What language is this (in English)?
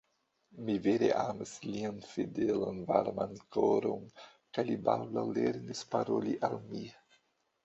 Esperanto